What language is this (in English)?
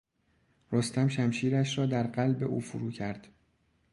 Persian